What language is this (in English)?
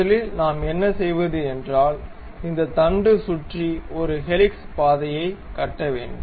Tamil